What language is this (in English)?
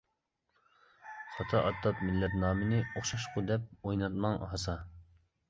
Uyghur